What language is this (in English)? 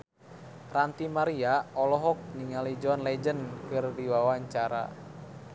Sundanese